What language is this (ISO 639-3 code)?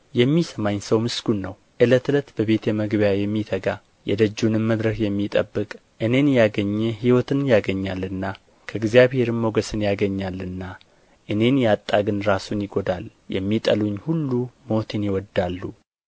amh